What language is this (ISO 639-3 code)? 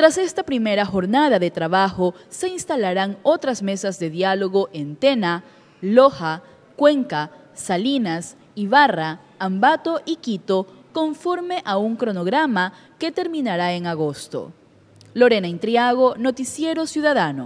spa